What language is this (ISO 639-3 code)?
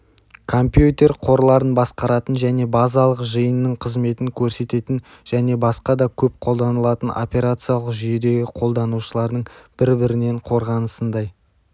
kaz